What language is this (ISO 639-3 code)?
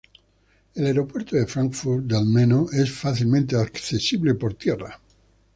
spa